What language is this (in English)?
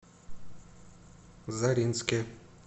Russian